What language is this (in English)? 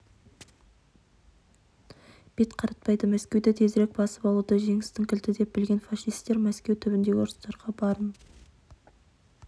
Kazakh